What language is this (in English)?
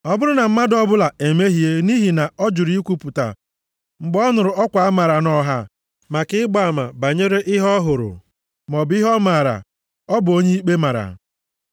Igbo